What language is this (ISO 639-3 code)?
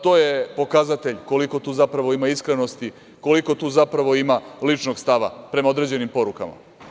srp